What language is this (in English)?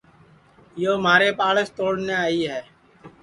Sansi